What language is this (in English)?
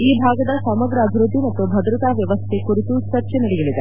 Kannada